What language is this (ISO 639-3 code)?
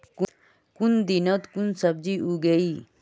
mag